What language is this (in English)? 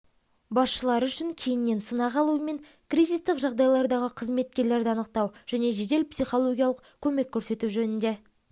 Kazakh